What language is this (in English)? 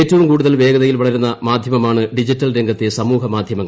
Malayalam